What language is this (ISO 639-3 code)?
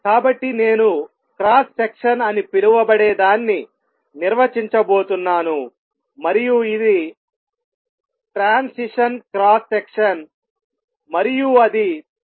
tel